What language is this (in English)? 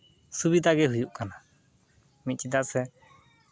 Santali